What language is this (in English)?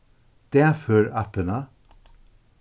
Faroese